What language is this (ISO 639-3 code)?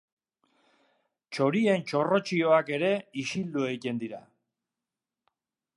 eus